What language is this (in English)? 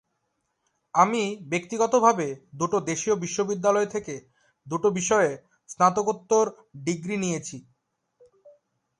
Bangla